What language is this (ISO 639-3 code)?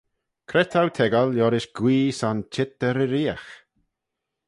glv